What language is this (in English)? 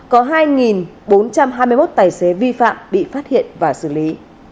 Vietnamese